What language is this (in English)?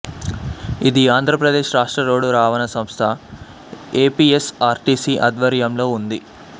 Telugu